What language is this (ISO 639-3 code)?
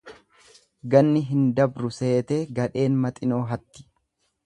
orm